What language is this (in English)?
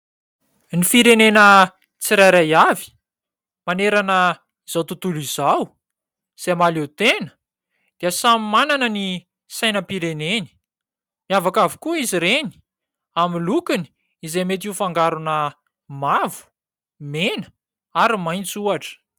Malagasy